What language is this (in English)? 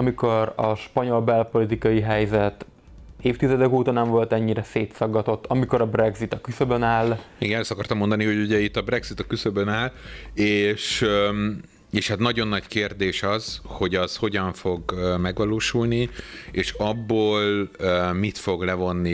Hungarian